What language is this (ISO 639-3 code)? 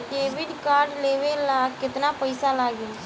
bho